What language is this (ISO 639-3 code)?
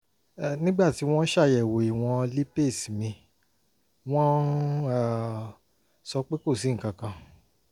yor